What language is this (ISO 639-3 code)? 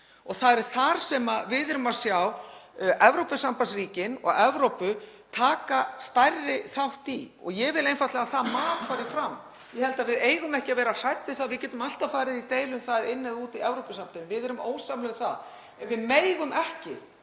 isl